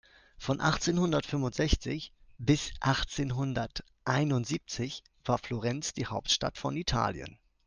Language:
German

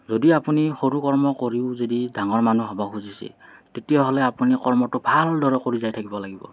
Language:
Assamese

